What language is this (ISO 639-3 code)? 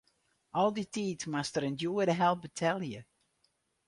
fry